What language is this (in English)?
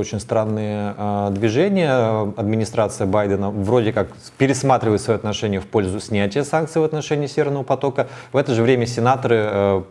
Russian